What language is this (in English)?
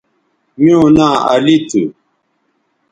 Bateri